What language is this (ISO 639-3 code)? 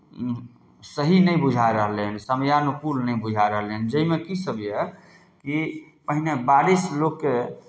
mai